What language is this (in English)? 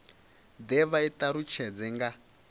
Venda